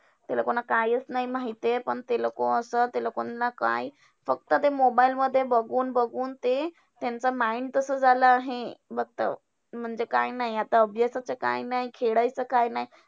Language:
Marathi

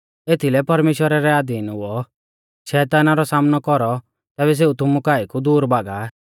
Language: Mahasu Pahari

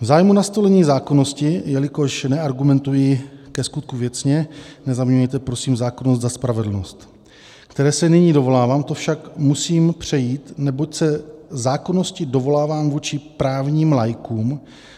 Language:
Czech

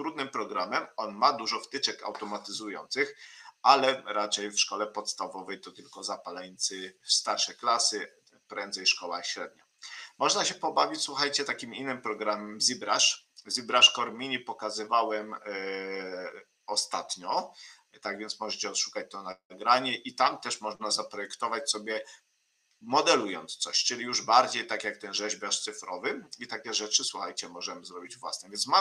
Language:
Polish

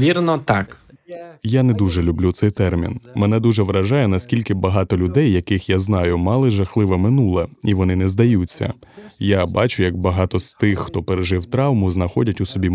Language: Ukrainian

